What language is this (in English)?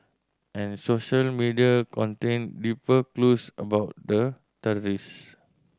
English